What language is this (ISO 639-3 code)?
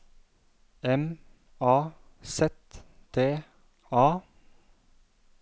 nor